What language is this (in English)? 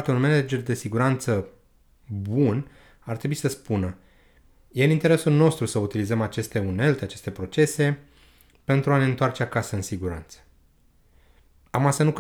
Romanian